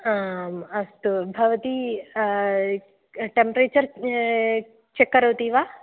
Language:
Sanskrit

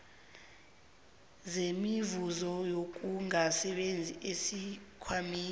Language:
South Ndebele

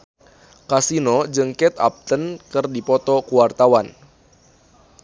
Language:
Sundanese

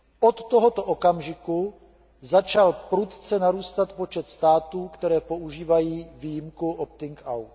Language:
Czech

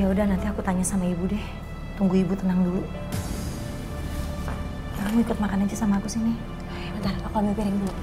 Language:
Indonesian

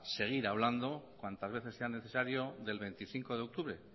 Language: Spanish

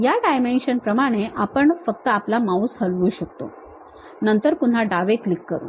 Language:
Marathi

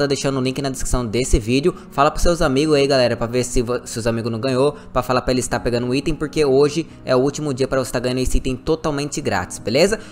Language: Portuguese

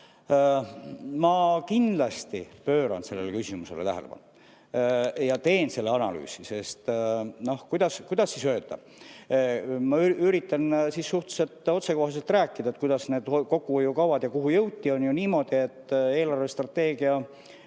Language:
Estonian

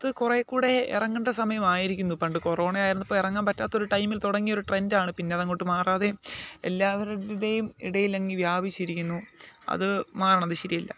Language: Malayalam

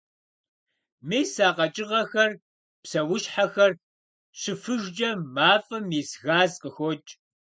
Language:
Kabardian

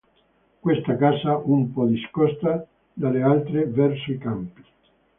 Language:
Italian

